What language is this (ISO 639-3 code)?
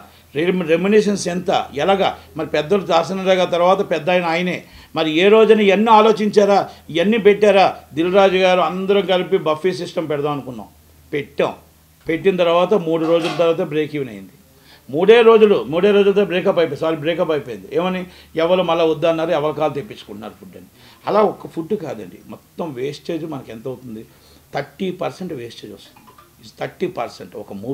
tel